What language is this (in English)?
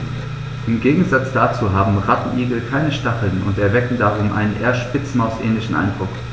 German